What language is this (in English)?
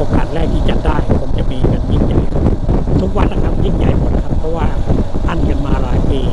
Thai